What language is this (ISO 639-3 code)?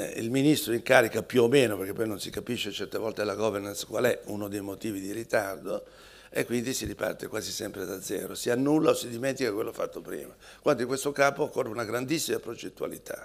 ita